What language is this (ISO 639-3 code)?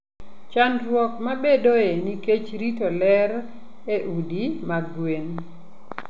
luo